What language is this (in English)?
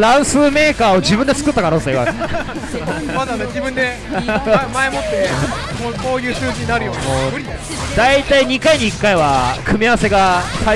Japanese